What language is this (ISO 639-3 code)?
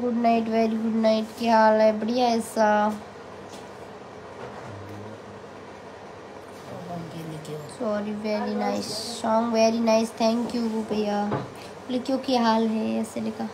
hin